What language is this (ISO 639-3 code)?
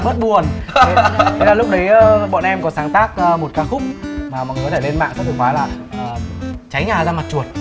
vie